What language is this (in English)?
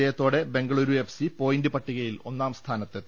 Malayalam